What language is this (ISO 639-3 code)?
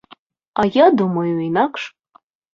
bel